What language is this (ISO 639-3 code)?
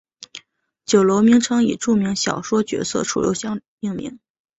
zho